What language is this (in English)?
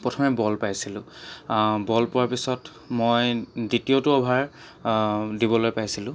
Assamese